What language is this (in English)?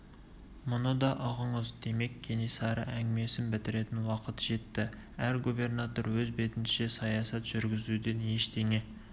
Kazakh